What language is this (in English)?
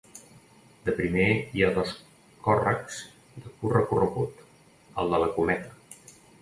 Catalan